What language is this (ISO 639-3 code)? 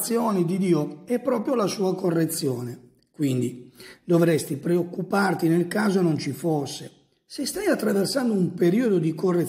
ita